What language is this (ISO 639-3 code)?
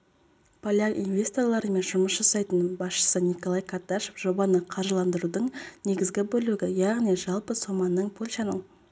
kaz